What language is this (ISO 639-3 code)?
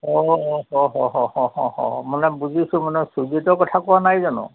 asm